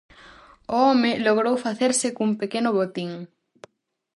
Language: Galician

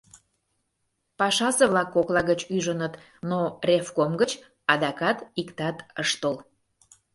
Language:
Mari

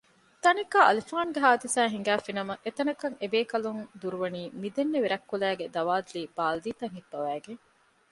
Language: Divehi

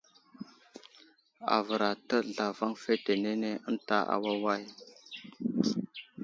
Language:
Wuzlam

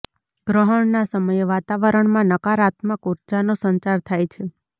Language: Gujarati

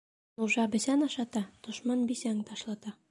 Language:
Bashkir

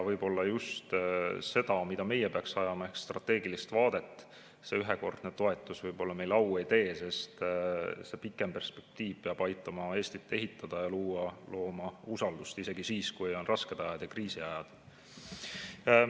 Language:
Estonian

